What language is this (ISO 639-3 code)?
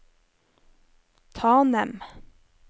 nor